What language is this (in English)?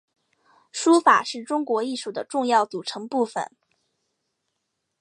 Chinese